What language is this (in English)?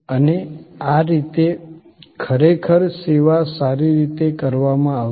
Gujarati